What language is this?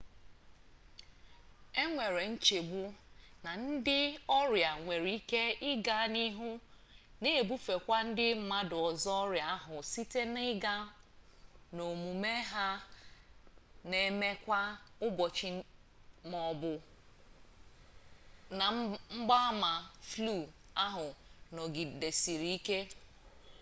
Igbo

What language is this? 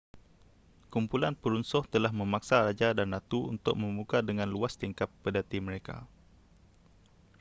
Malay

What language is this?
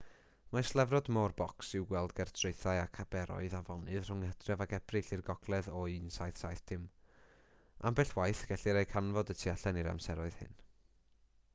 Welsh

